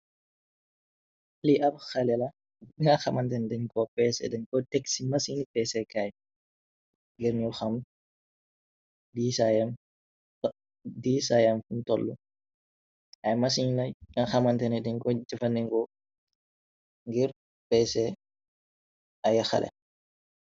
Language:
Wolof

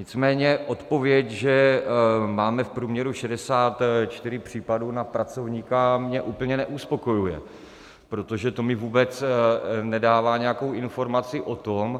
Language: Czech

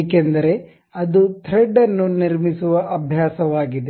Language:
Kannada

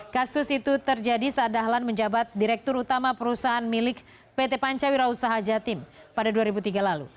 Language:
Indonesian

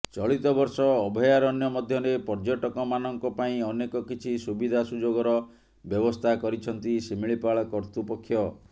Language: Odia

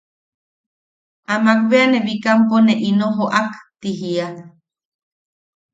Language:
Yaqui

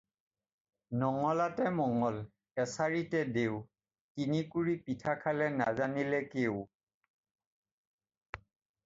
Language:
Assamese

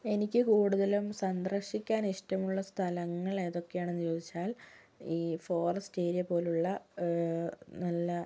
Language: Malayalam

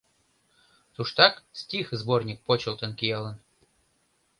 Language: Mari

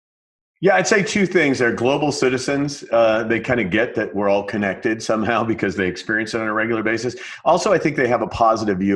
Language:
English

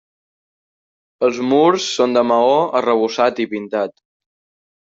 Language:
Catalan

